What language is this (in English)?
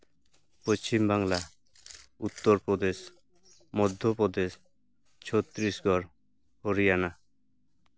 Santali